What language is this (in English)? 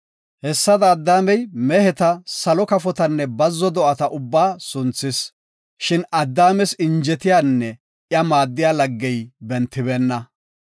Gofa